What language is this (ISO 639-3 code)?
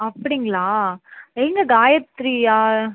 tam